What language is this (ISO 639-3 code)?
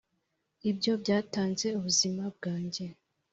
kin